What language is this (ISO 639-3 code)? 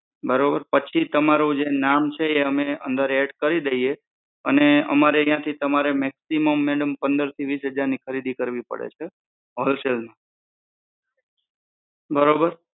guj